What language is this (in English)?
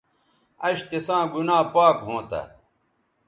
Bateri